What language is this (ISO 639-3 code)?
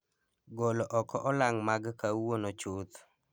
luo